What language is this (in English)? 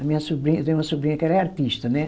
Portuguese